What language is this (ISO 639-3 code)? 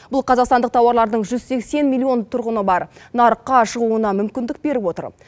kaz